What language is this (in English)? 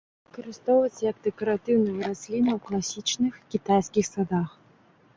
Belarusian